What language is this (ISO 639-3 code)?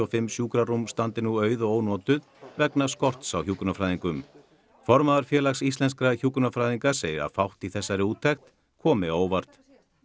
isl